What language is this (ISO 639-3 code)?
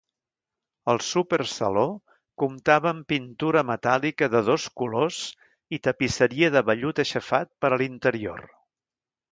cat